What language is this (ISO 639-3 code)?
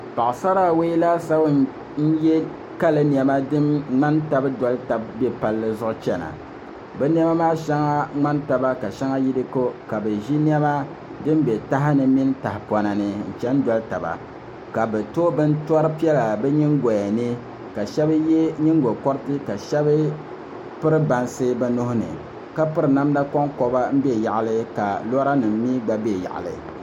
dag